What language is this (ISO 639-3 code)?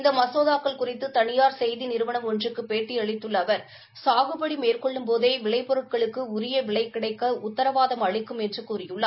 tam